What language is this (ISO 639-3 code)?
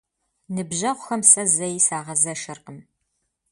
kbd